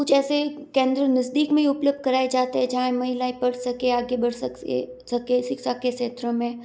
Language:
Hindi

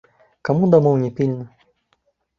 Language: Belarusian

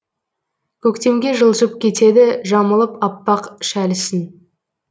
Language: Kazakh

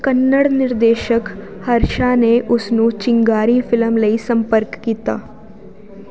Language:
Punjabi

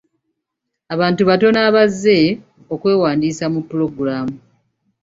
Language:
Ganda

